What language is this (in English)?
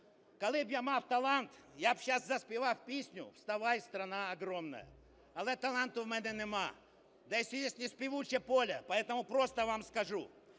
Ukrainian